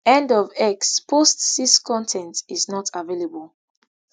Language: Nigerian Pidgin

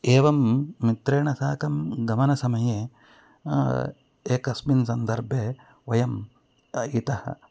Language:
Sanskrit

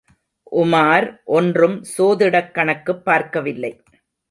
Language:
Tamil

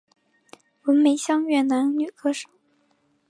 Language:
Chinese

